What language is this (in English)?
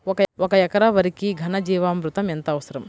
Telugu